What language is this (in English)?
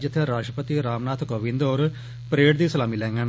Dogri